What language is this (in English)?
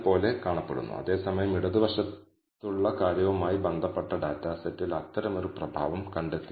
Malayalam